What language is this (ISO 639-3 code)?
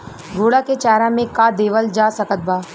bho